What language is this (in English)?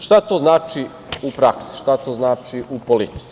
Serbian